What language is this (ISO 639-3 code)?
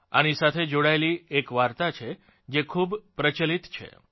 guj